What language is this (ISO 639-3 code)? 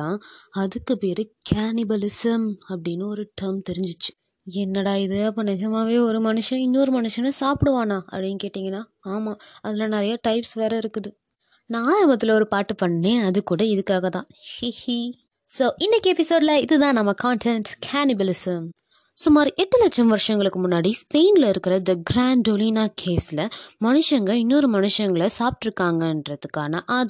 tam